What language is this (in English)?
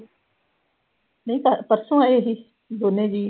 Punjabi